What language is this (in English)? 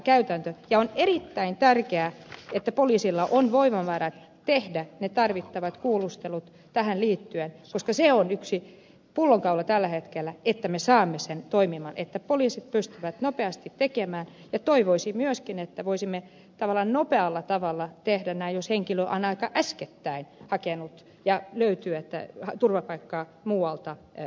Finnish